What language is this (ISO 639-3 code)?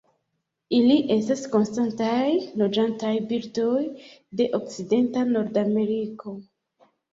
epo